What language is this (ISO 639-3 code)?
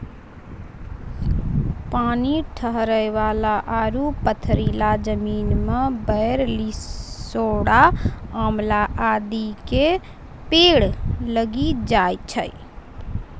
mai